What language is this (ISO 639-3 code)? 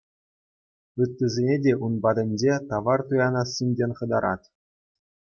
chv